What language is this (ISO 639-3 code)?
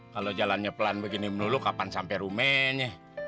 ind